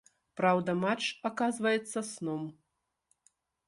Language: Belarusian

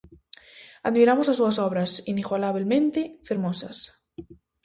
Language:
Galician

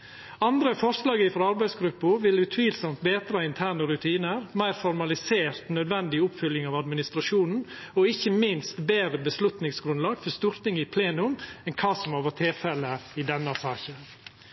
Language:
Norwegian Nynorsk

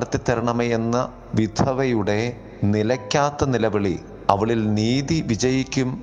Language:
Malayalam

